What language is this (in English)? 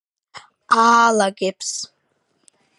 Georgian